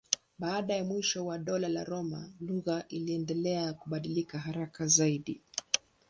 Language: Swahili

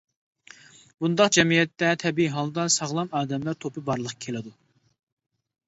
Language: Uyghur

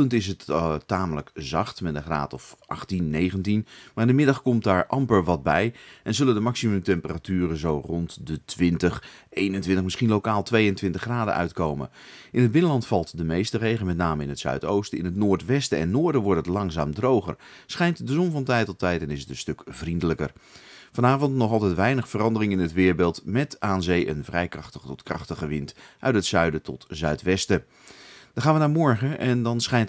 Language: Dutch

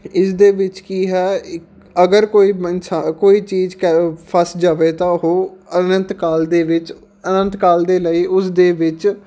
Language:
Punjabi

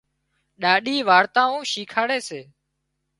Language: Wadiyara Koli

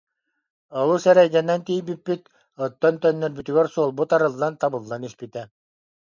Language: Yakut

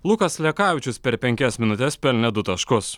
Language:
Lithuanian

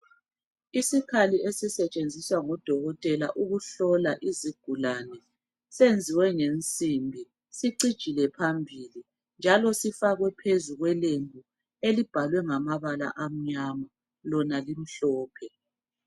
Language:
North Ndebele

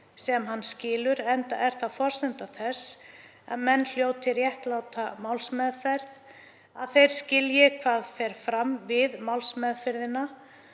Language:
Icelandic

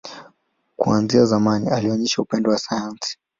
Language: Swahili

